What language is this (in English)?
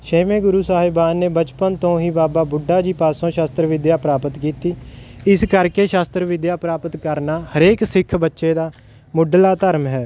Punjabi